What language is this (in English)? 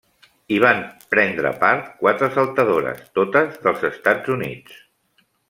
Catalan